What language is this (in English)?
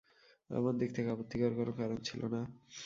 Bangla